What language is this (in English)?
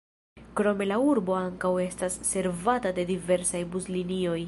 Esperanto